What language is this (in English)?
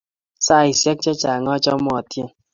Kalenjin